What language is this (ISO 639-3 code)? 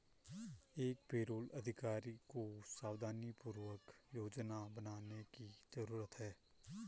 hin